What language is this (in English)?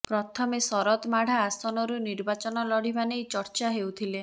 Odia